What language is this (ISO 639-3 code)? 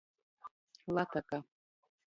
ltg